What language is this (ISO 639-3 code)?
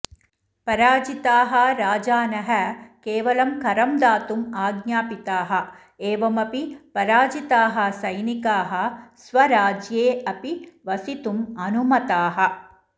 san